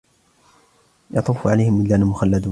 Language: Arabic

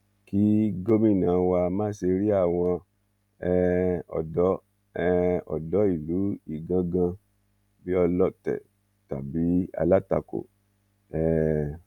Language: Yoruba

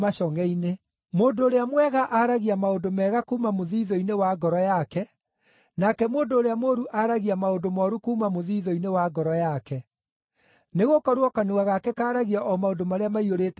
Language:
Kikuyu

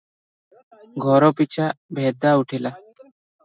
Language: Odia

